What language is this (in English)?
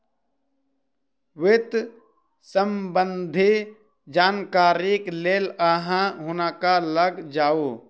Maithili